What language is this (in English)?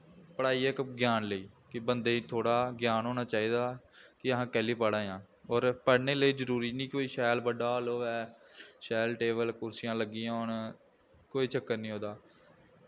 Dogri